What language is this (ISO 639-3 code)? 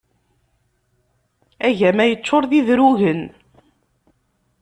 kab